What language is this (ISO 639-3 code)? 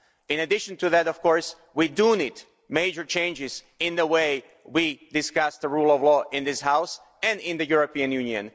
eng